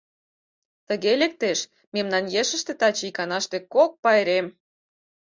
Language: Mari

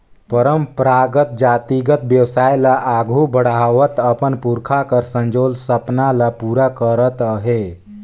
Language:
Chhattisgarhi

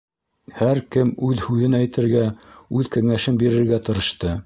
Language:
Bashkir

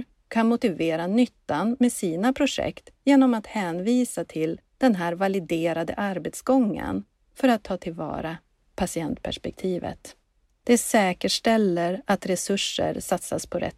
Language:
Swedish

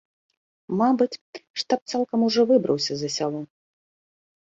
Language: Belarusian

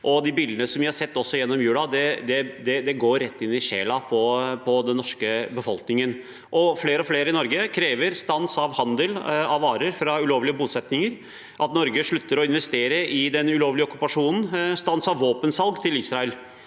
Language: Norwegian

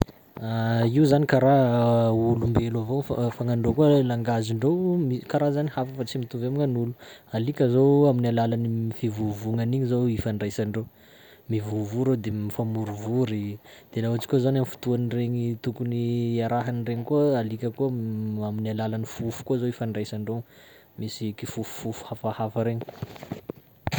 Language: Sakalava Malagasy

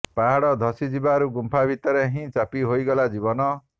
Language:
Odia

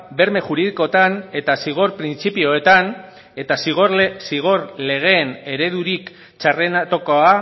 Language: Basque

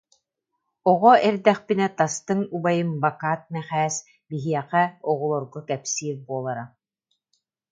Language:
Yakut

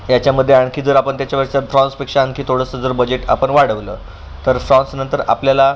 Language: Marathi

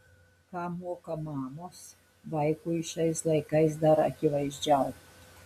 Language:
Lithuanian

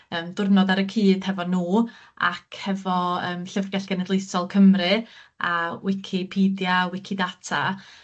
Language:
Welsh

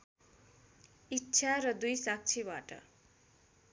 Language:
Nepali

